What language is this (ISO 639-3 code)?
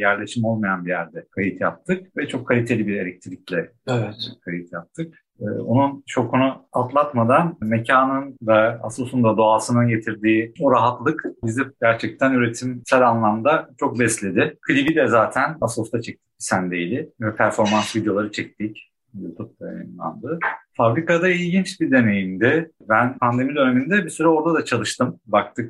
tur